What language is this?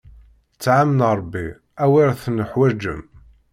Kabyle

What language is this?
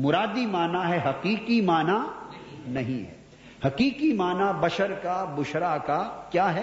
Urdu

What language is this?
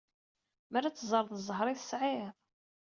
Kabyle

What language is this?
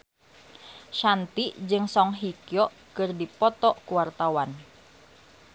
Sundanese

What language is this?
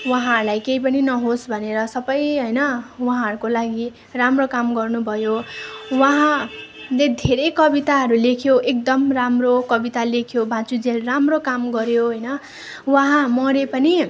Nepali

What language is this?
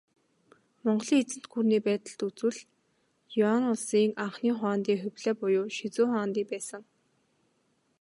Mongolian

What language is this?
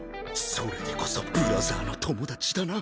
Japanese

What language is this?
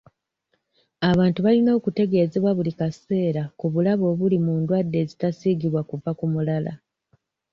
Ganda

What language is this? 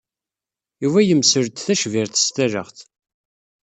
Kabyle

